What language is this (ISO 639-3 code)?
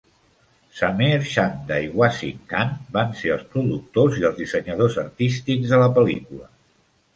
cat